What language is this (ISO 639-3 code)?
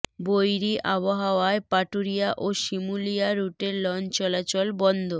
ben